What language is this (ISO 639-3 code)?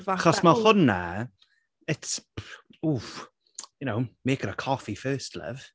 cym